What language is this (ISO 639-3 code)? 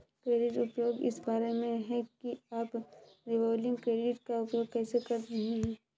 hin